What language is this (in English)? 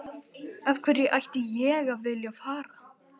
Icelandic